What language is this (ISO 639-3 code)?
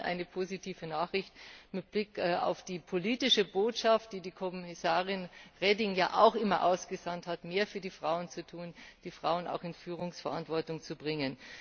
deu